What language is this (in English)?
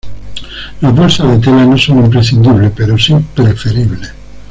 Spanish